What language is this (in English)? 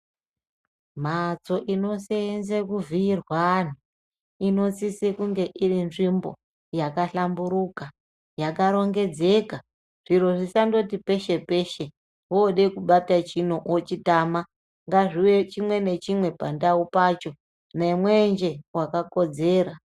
Ndau